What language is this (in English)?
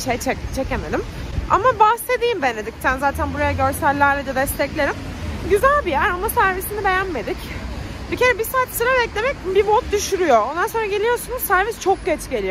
Turkish